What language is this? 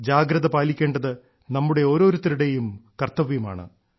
Malayalam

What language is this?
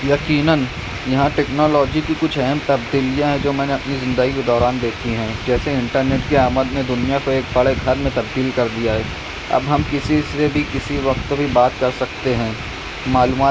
Urdu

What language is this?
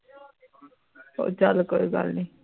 Punjabi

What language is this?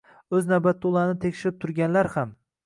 Uzbek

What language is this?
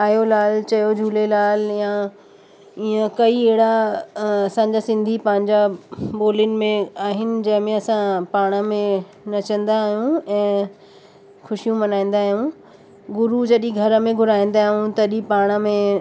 Sindhi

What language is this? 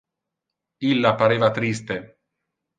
Interlingua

